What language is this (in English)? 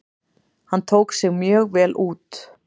Icelandic